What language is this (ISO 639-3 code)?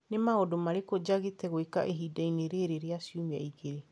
kik